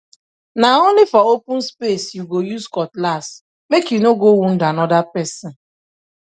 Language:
Nigerian Pidgin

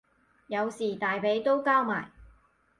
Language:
Cantonese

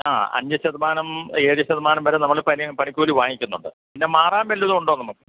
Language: Malayalam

